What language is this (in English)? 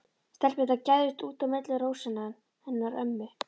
Icelandic